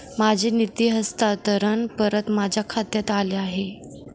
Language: Marathi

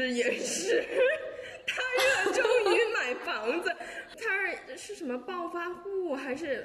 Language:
Chinese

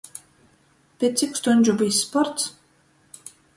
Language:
Latgalian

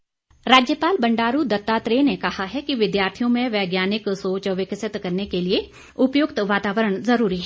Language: Hindi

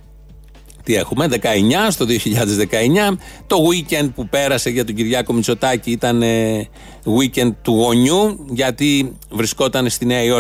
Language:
Greek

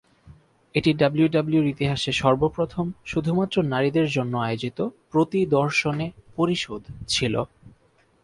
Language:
Bangla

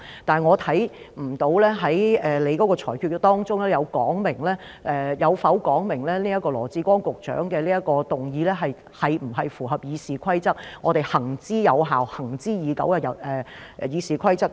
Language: Cantonese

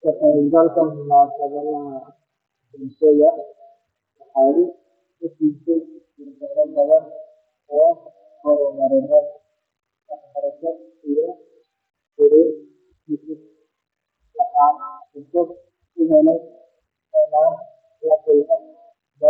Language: Somali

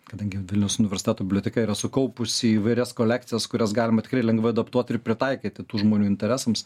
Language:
Lithuanian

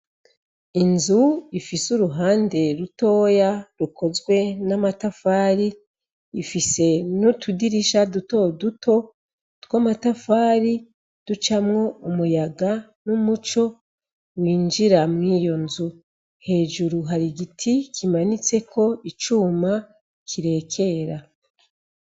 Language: Rundi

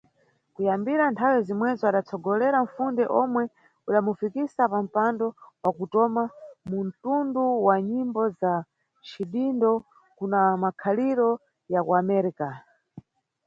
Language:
Nyungwe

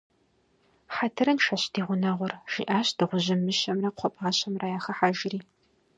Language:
Kabardian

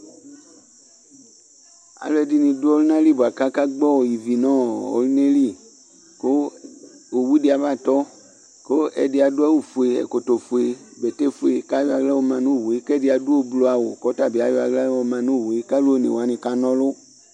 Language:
Ikposo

